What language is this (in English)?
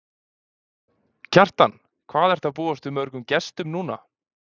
Icelandic